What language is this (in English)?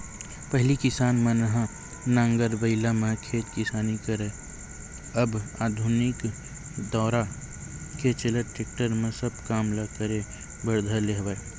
Chhattisgarhi